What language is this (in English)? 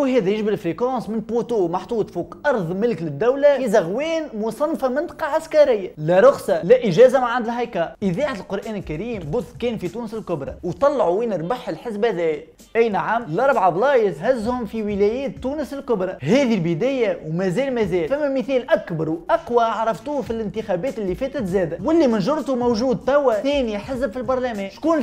Arabic